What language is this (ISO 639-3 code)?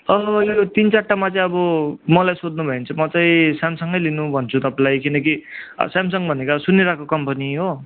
nep